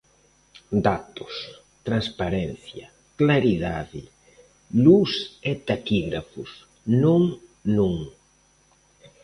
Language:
Galician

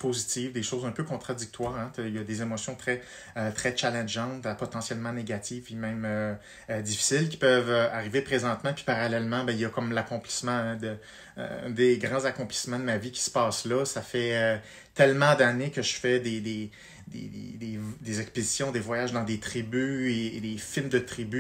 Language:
French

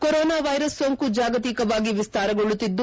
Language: Kannada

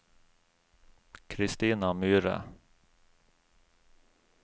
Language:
Norwegian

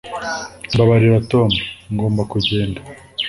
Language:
Kinyarwanda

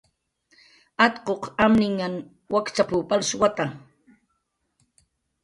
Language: Jaqaru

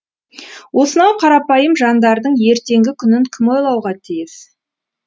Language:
Kazakh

